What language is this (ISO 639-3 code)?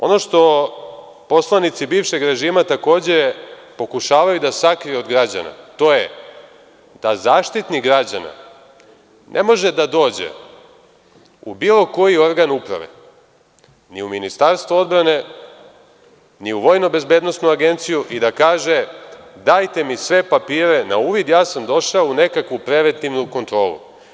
srp